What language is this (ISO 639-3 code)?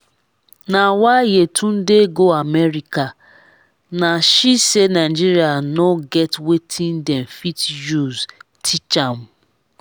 pcm